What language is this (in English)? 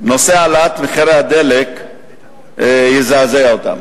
Hebrew